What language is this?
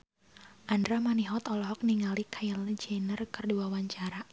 Sundanese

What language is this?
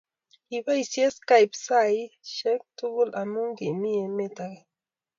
Kalenjin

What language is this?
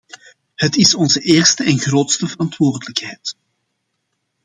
Dutch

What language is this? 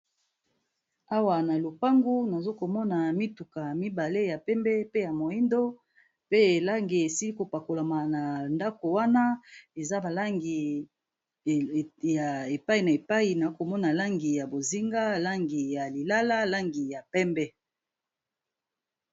Lingala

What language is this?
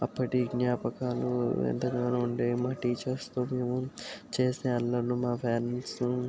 Telugu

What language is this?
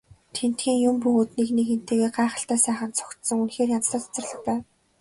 Mongolian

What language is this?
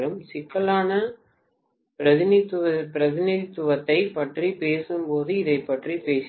Tamil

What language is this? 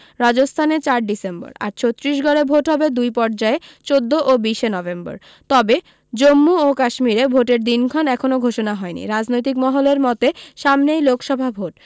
Bangla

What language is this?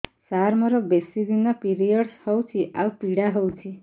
Odia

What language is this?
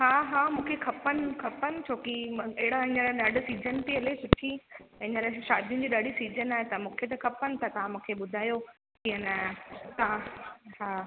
Sindhi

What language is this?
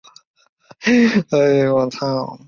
Chinese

